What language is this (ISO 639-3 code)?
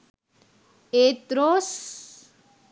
sin